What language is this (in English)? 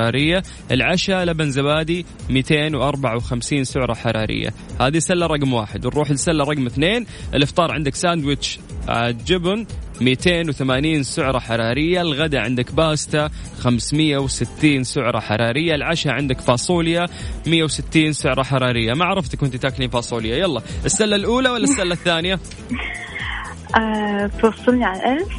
Arabic